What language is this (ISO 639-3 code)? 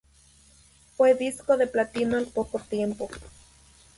spa